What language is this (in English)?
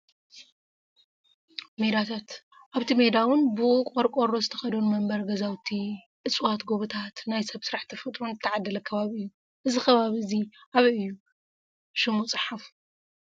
Tigrinya